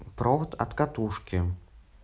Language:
Russian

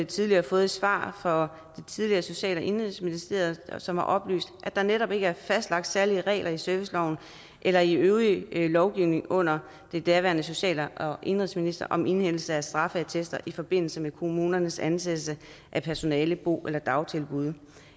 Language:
Danish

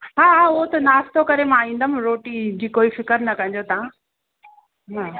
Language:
Sindhi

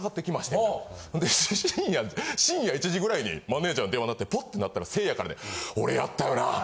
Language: Japanese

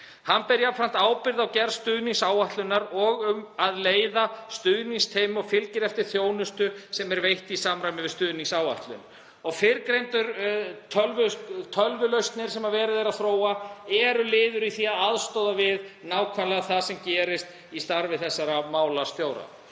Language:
Icelandic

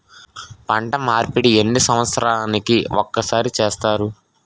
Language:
Telugu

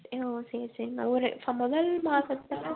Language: Tamil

